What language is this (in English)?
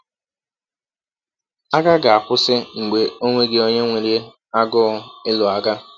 Igbo